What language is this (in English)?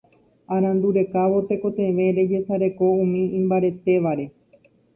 Guarani